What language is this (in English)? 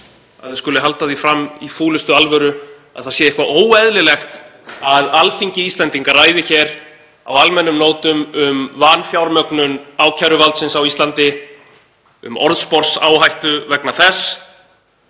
Icelandic